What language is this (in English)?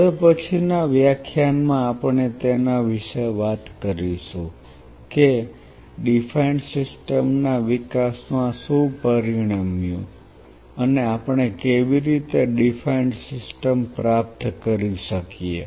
Gujarati